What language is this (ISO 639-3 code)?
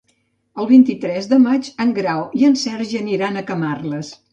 cat